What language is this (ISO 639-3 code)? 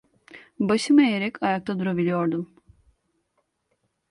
tur